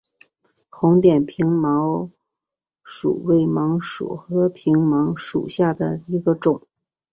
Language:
Chinese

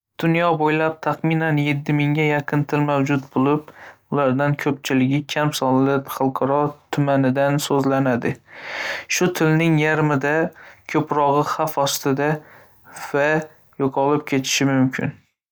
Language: Uzbek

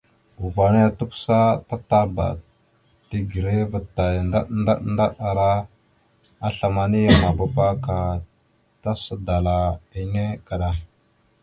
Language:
Mada (Cameroon)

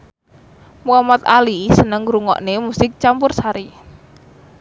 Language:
Javanese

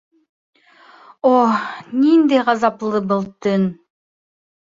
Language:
Bashkir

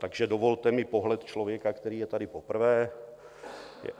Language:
Czech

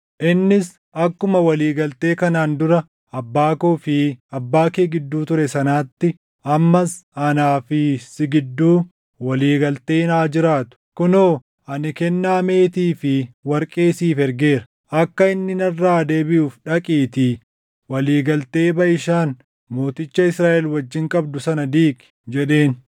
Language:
Oromo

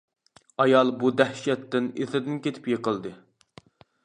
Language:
Uyghur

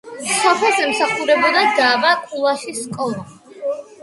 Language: Georgian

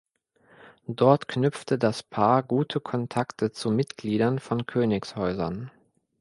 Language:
German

